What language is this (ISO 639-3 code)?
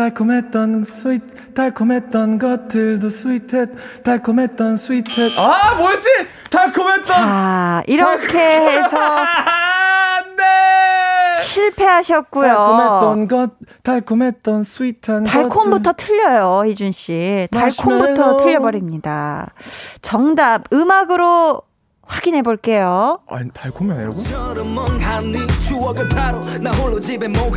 kor